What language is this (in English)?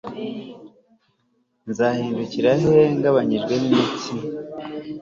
Kinyarwanda